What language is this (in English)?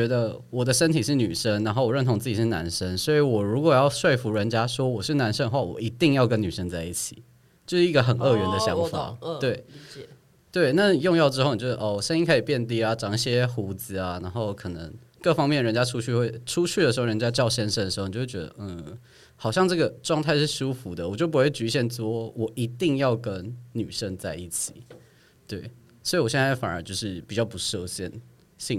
Chinese